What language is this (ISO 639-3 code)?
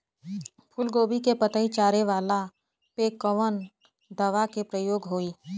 bho